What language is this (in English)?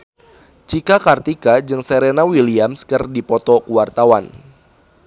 Sundanese